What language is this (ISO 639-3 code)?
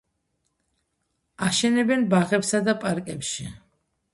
kat